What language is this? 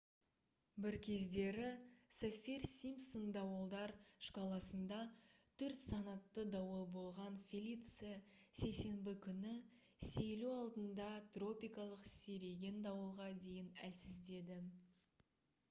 Kazakh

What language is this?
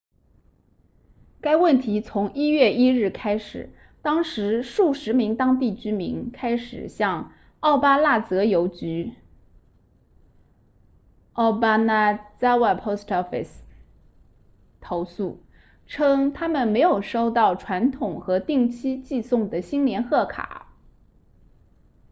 Chinese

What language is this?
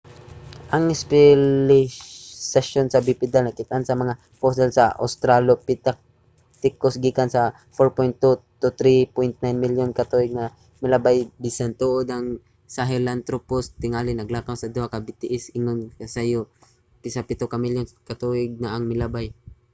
Cebuano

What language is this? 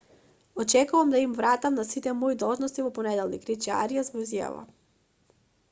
Macedonian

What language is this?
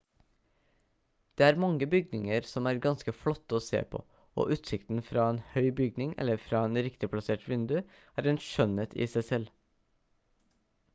Norwegian Bokmål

